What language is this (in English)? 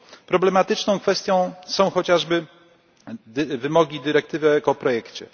Polish